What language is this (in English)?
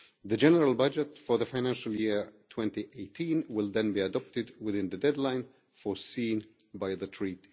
English